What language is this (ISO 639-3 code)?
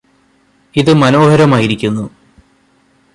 mal